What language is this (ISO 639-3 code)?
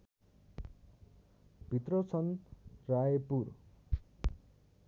nep